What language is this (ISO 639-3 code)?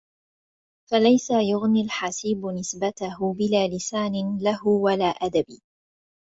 ara